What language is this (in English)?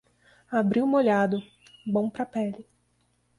Portuguese